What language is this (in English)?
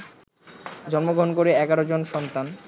Bangla